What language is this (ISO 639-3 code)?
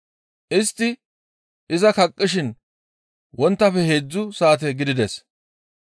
gmv